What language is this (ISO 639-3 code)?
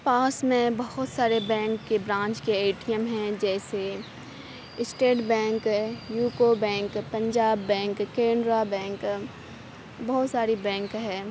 urd